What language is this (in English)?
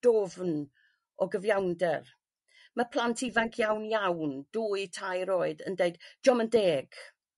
Welsh